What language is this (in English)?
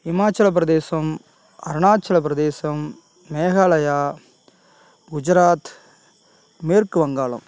Tamil